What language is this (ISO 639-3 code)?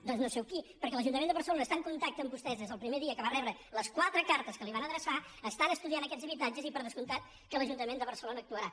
cat